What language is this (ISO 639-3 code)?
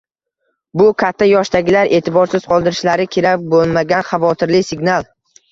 uzb